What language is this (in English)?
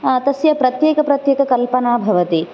Sanskrit